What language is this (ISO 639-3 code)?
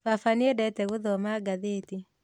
kik